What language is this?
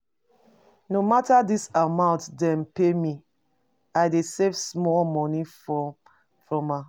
Nigerian Pidgin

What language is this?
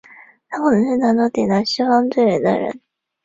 Chinese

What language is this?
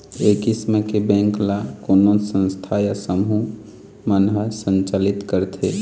Chhattisgarhi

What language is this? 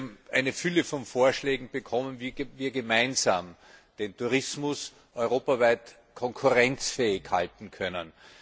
German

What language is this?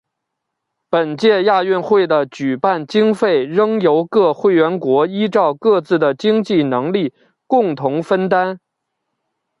Chinese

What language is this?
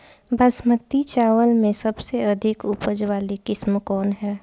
Bhojpuri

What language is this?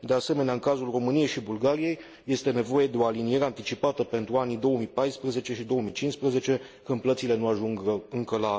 Romanian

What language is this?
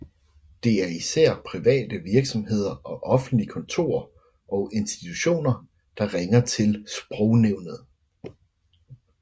Danish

